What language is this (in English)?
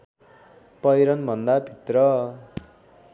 Nepali